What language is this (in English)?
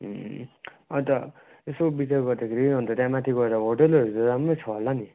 Nepali